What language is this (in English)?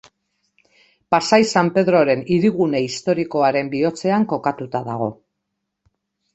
Basque